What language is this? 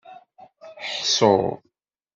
Kabyle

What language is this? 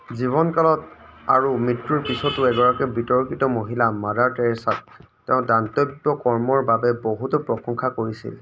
Assamese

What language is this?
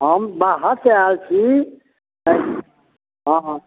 Maithili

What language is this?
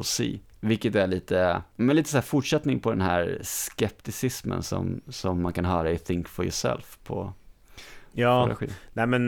Swedish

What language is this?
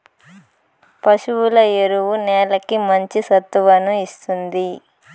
Telugu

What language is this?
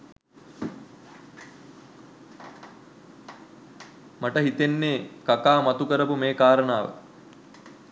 Sinhala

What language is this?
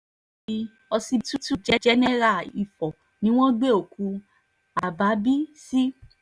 Yoruba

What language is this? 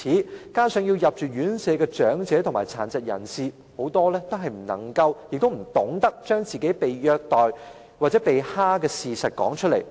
Cantonese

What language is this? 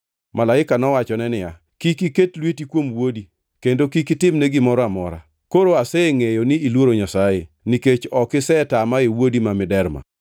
Luo (Kenya and Tanzania)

